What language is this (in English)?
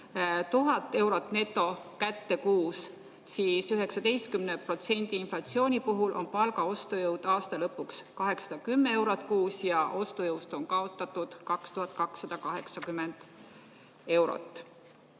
Estonian